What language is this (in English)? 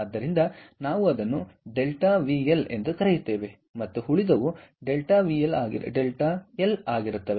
Kannada